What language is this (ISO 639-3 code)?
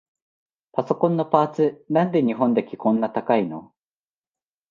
jpn